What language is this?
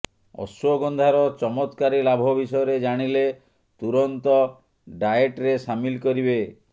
Odia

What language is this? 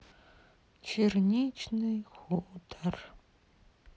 Russian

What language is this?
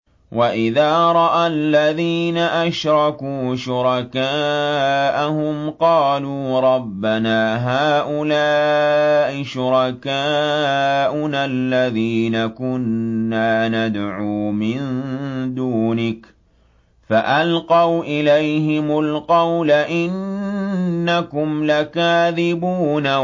Arabic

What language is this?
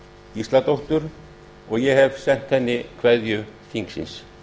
Icelandic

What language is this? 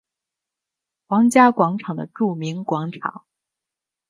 Chinese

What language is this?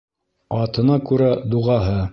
Bashkir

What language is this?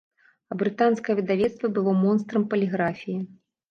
Belarusian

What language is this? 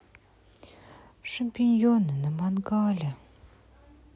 Russian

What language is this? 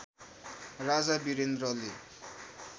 Nepali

